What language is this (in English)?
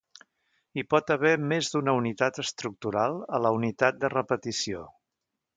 Catalan